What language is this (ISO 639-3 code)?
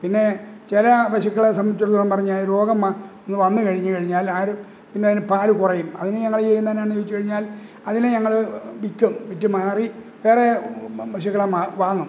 mal